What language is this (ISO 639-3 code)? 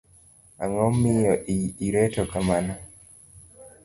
luo